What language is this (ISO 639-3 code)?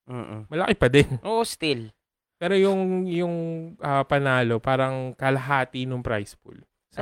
fil